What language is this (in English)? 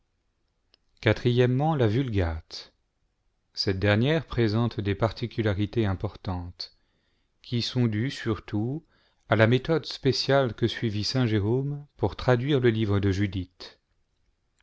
French